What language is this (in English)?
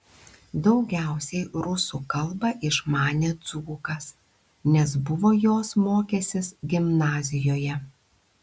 Lithuanian